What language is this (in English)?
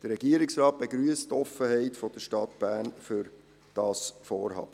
Swiss German